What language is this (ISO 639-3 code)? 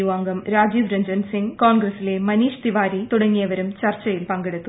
mal